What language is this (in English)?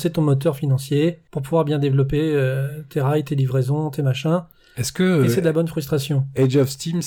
French